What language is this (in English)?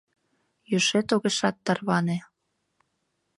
Mari